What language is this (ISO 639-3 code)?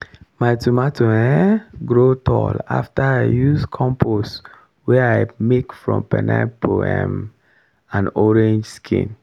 pcm